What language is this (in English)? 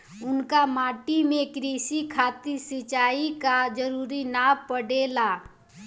Bhojpuri